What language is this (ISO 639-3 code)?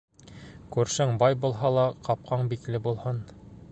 bak